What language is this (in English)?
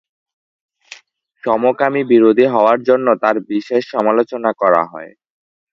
Bangla